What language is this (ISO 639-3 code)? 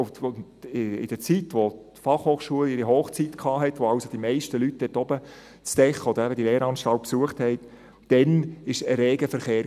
gsw